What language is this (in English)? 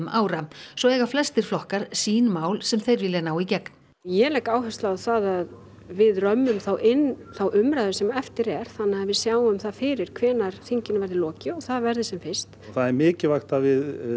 Icelandic